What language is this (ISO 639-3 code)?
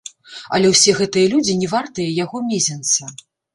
bel